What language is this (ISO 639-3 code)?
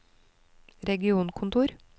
nor